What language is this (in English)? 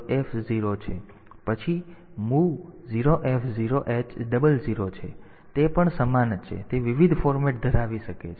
Gujarati